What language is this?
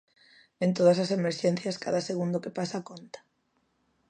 Galician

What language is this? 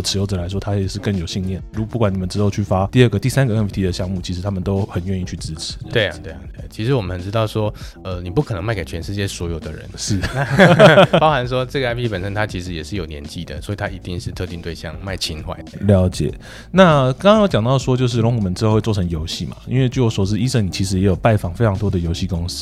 Chinese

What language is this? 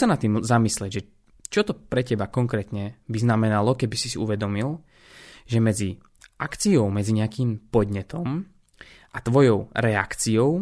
Slovak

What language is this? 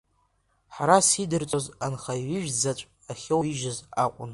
Abkhazian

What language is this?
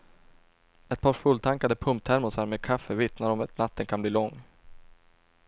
Swedish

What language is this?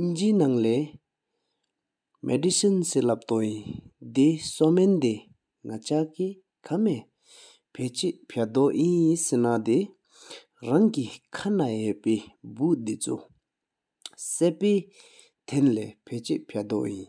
Sikkimese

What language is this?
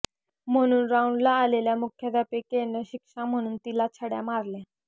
Marathi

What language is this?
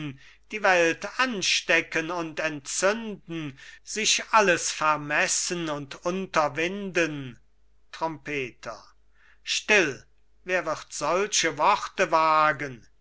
German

